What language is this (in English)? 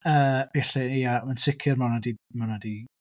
Welsh